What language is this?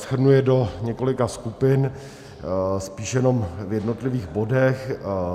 Czech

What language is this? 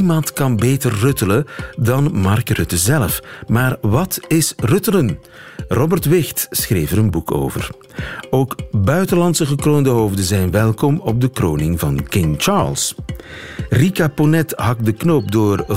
Dutch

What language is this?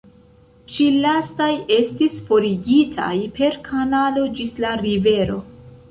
Esperanto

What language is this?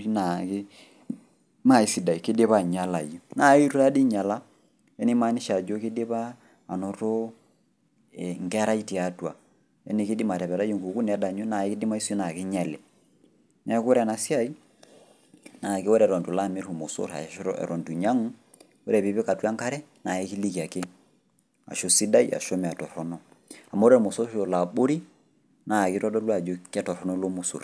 Masai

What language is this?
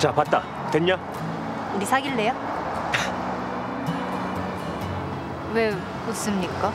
Korean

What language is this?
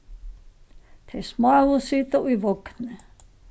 Faroese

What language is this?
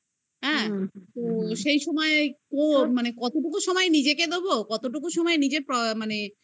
Bangla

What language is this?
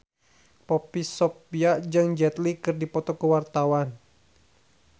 Sundanese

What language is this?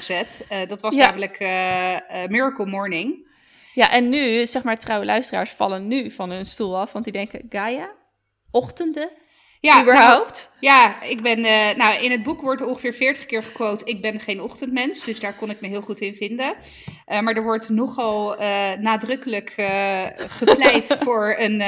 Dutch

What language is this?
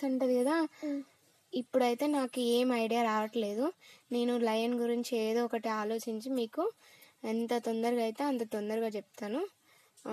Telugu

